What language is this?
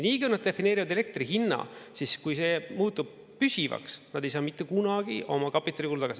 Estonian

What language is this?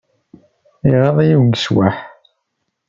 Kabyle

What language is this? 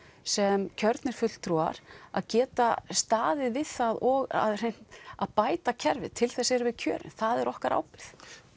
Icelandic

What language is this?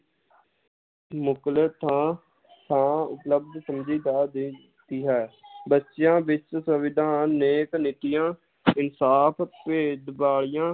Punjabi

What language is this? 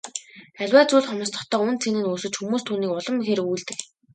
Mongolian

